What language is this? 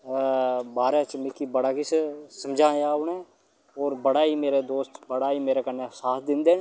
Dogri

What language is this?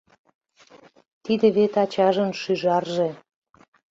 Mari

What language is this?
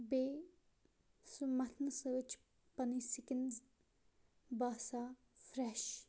Kashmiri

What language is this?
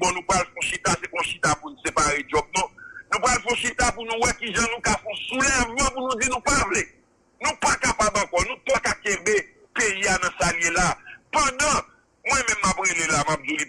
French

